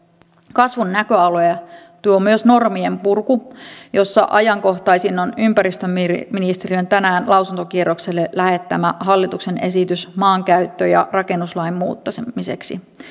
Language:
Finnish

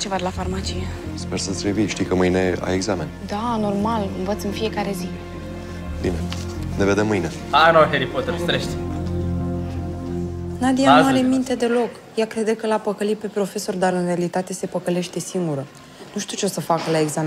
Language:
Romanian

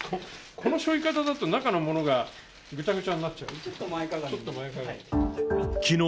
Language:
Japanese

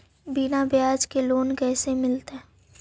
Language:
Magahi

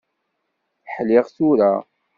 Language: Kabyle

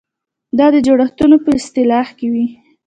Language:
Pashto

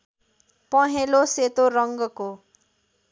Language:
Nepali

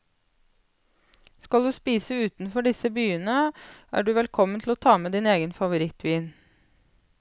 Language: Norwegian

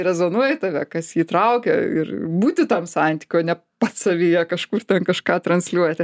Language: Lithuanian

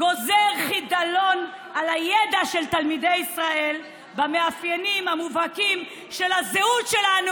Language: Hebrew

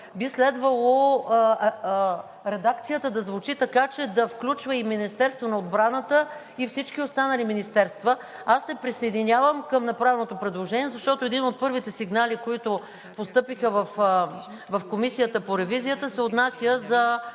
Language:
Bulgarian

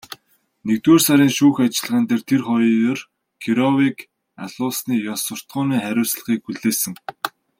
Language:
Mongolian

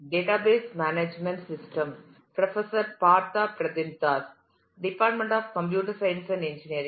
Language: Tamil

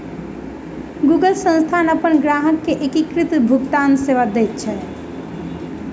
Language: Maithili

